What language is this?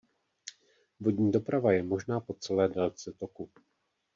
Czech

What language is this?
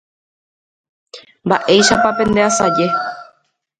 Guarani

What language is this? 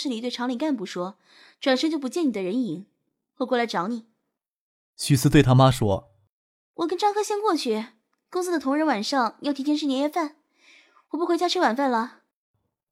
Chinese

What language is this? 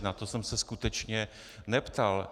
Czech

